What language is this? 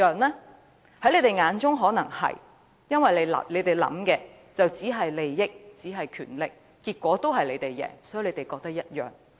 Cantonese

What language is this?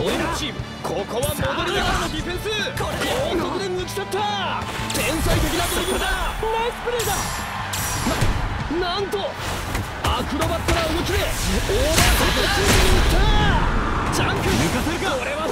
Japanese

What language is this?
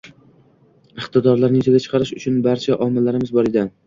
Uzbek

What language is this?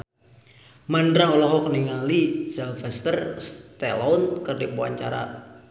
Sundanese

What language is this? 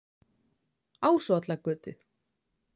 Icelandic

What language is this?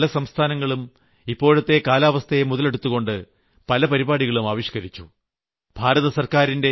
Malayalam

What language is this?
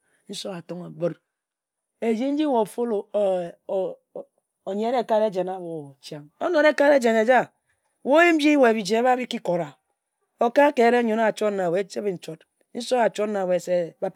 Ejagham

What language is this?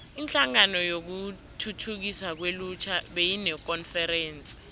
South Ndebele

